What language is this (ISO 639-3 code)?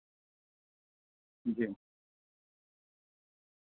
urd